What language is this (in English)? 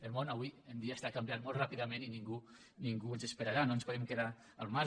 Catalan